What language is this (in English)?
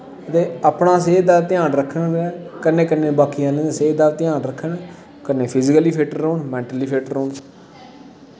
Dogri